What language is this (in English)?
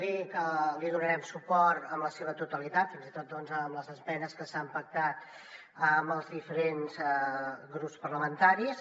Catalan